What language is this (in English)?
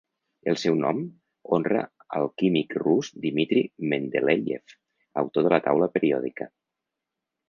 Catalan